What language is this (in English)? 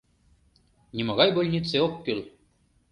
Mari